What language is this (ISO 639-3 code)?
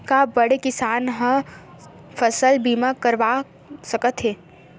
hne